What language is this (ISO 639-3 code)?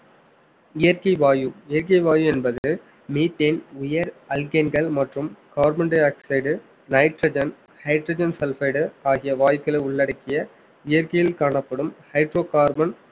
tam